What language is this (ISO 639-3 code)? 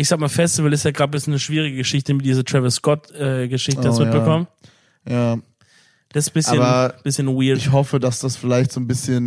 deu